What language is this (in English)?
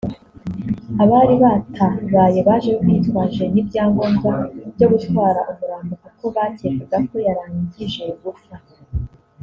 Kinyarwanda